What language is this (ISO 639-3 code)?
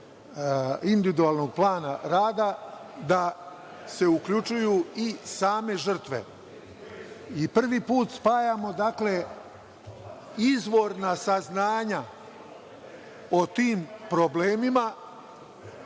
srp